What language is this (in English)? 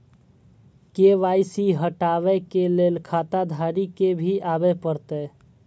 Maithili